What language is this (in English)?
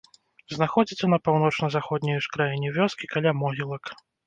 Belarusian